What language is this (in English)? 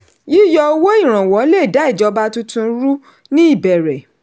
Yoruba